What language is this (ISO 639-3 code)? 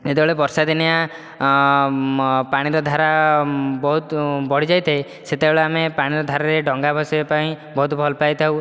ori